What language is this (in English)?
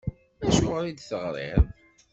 Kabyle